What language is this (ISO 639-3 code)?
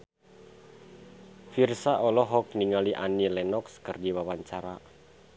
sun